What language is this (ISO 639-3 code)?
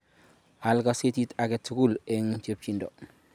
kln